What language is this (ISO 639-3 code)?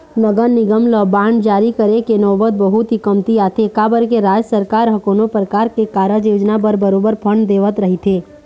hne